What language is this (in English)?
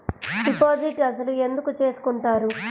Telugu